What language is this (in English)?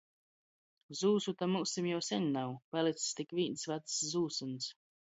Latgalian